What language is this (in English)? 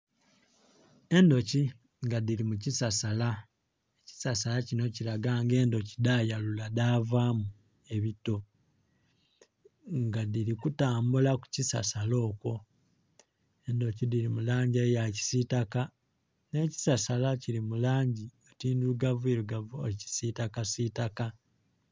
Soga